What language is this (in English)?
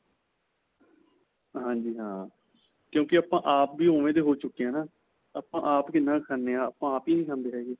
Punjabi